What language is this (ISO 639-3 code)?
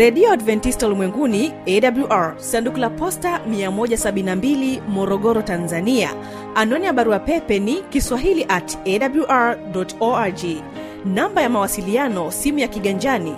swa